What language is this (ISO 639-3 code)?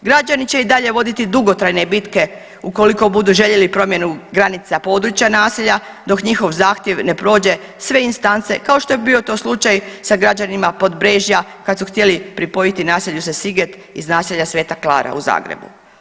hrv